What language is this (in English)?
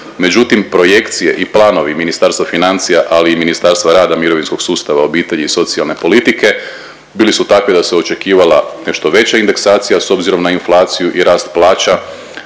Croatian